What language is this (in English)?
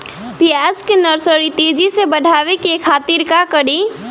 Bhojpuri